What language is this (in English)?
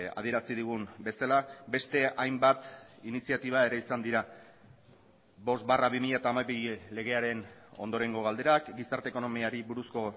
Basque